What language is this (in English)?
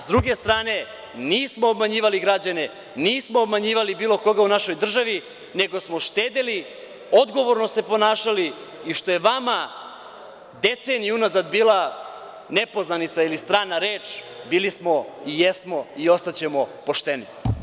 Serbian